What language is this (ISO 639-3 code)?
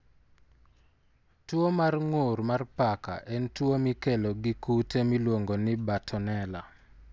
luo